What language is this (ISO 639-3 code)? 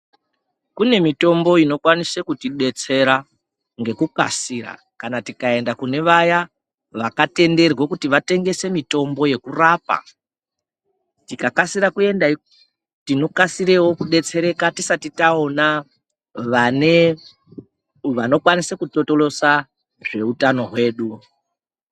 ndc